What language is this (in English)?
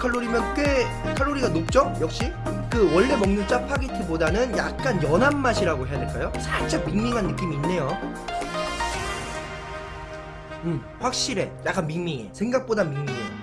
Korean